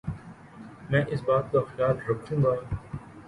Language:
Urdu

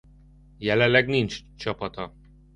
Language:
Hungarian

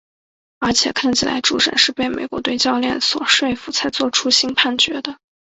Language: Chinese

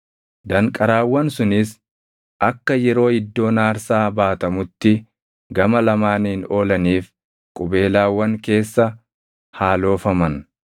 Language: Oromo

